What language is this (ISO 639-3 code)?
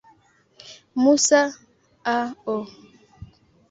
swa